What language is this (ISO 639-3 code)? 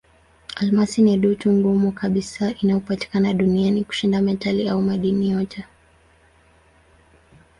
swa